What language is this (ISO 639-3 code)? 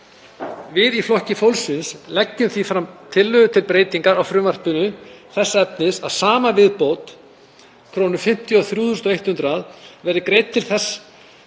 isl